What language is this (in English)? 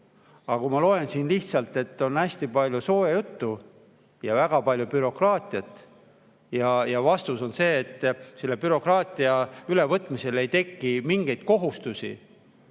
Estonian